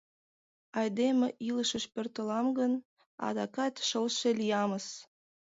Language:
Mari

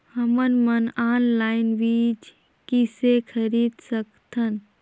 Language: Chhattisgarhi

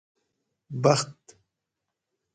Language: Gawri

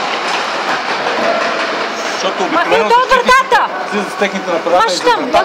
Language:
Bulgarian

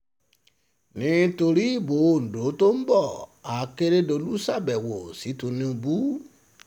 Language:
Yoruba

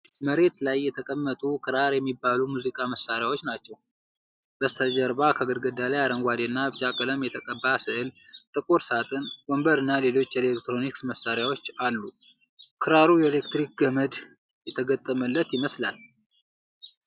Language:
Amharic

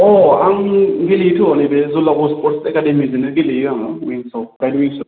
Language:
Bodo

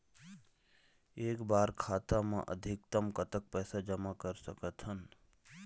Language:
Chhattisgarhi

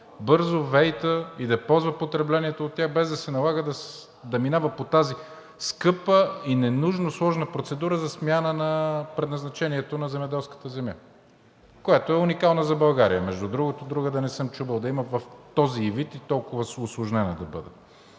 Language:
Bulgarian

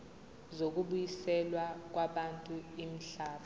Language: Zulu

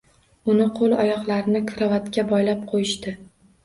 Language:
Uzbek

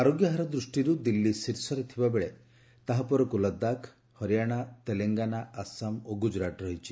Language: Odia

